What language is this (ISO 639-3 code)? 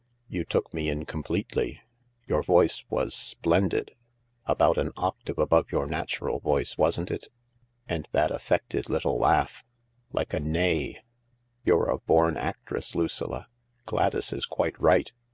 eng